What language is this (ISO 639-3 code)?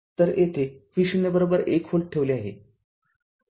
mar